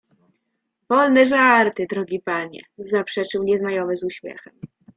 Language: Polish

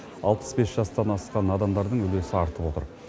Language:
Kazakh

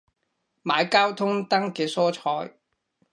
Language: Cantonese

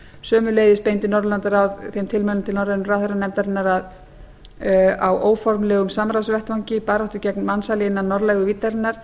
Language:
Icelandic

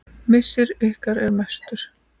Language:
Icelandic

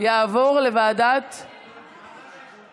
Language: Hebrew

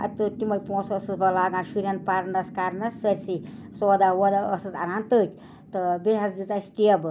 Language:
Kashmiri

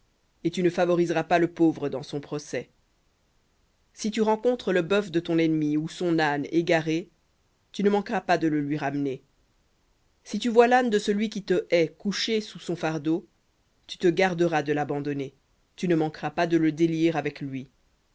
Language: French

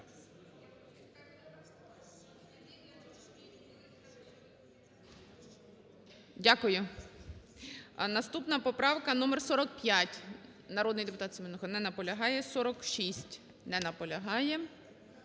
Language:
Ukrainian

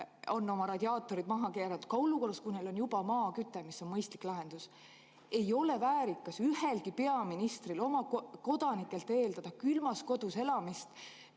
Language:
Estonian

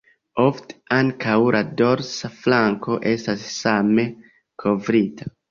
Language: Esperanto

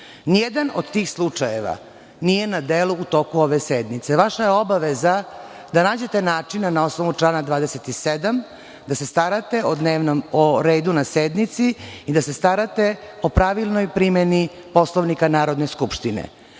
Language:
Serbian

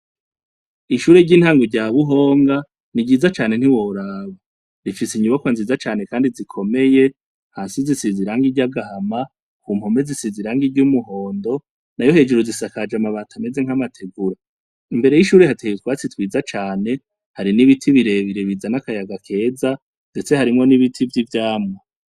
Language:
Rundi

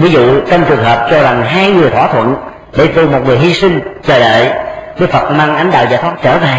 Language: Vietnamese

